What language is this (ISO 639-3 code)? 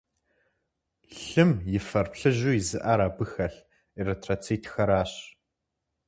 kbd